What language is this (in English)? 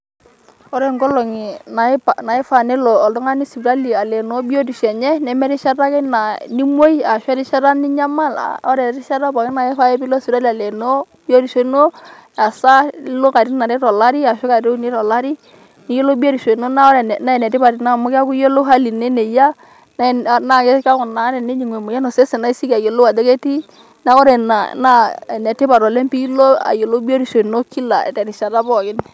Masai